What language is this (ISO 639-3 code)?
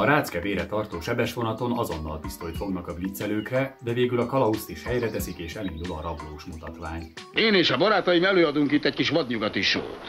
hun